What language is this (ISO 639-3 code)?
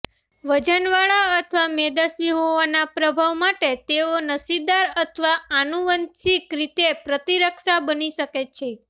guj